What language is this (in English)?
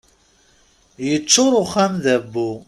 Kabyle